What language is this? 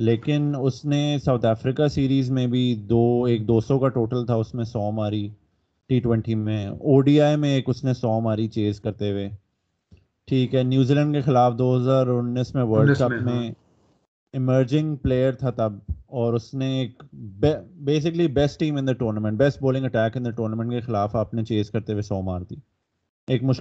Urdu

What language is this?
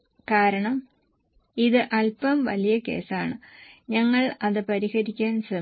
Malayalam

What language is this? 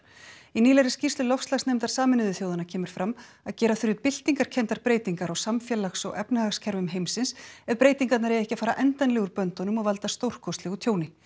Icelandic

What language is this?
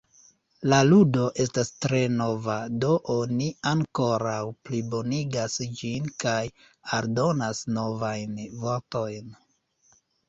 Esperanto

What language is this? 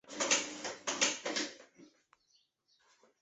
Chinese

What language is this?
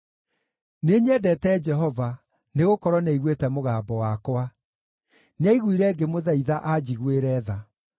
Kikuyu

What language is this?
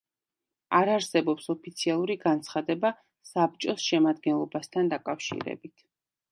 Georgian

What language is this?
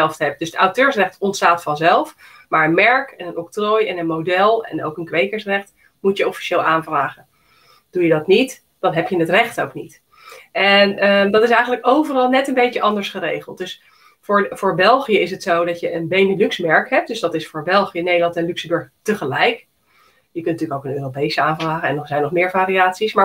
Dutch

